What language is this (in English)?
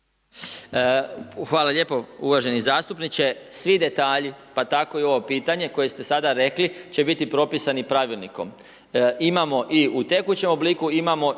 Croatian